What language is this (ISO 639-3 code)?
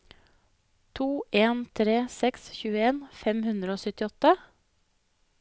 nor